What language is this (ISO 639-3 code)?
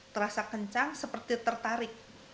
ind